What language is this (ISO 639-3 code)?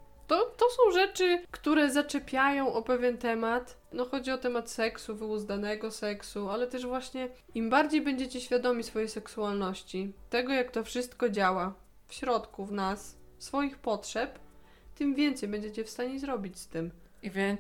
pol